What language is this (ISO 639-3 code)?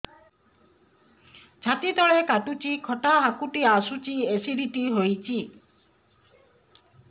ori